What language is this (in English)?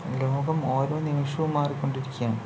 Malayalam